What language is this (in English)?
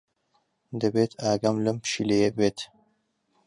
Central Kurdish